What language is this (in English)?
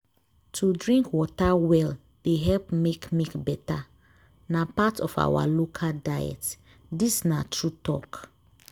Nigerian Pidgin